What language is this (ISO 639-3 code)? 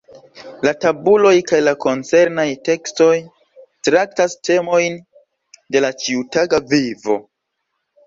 epo